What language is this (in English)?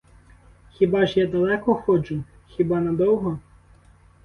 Ukrainian